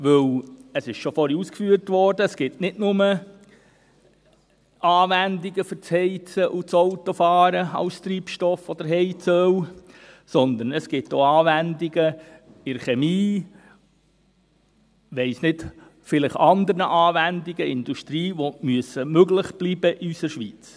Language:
Swiss German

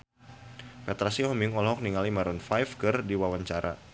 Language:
Sundanese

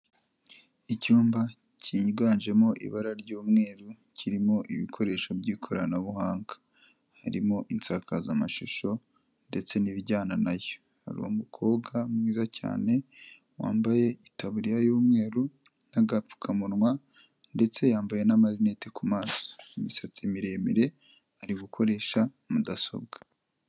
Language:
Kinyarwanda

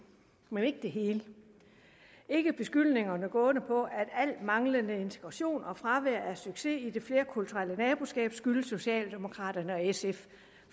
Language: Danish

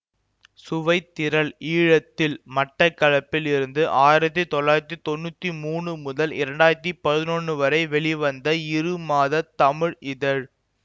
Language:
Tamil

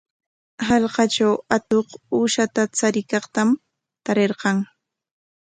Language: Corongo Ancash Quechua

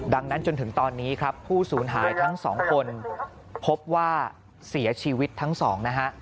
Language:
Thai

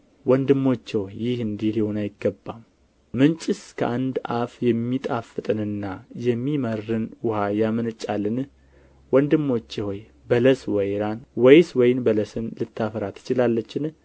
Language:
Amharic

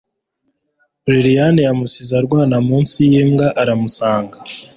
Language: Kinyarwanda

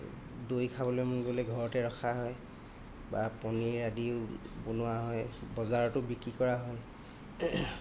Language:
Assamese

